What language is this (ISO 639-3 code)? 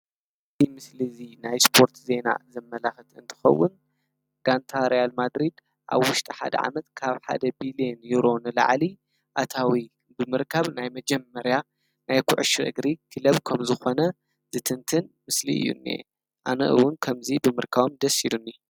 tir